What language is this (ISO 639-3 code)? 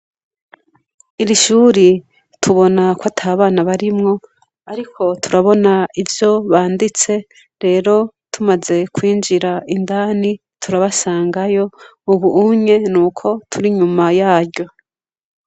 run